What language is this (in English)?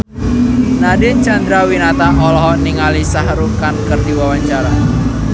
Sundanese